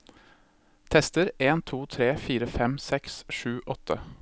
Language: Norwegian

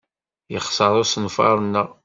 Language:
Kabyle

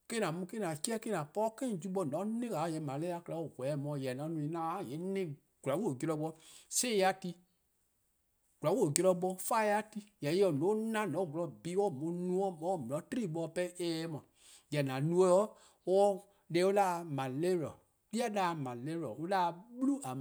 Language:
Eastern Krahn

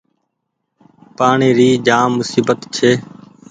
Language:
Goaria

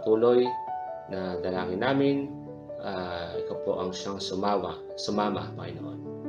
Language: Filipino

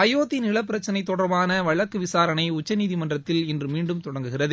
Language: Tamil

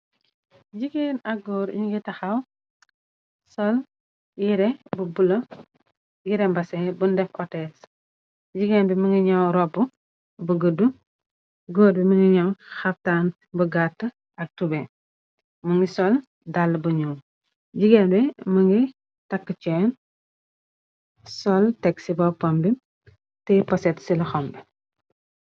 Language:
Wolof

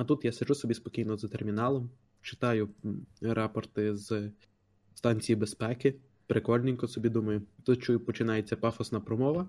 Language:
Ukrainian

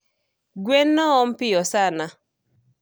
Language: Luo (Kenya and Tanzania)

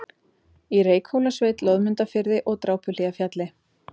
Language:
Icelandic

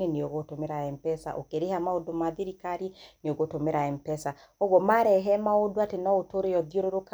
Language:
Kikuyu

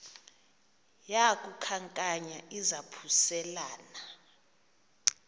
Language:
Xhosa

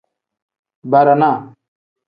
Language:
Tem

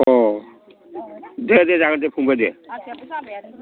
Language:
Bodo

